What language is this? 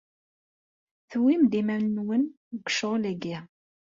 Kabyle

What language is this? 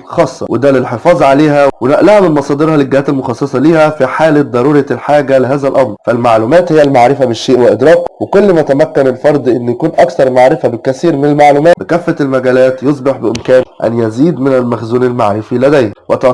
Arabic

